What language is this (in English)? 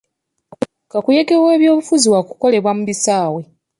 Ganda